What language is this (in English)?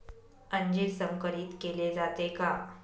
Marathi